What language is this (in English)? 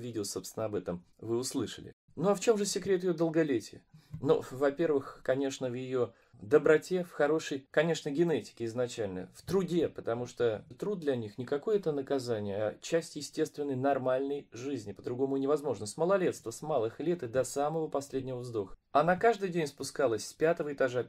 Russian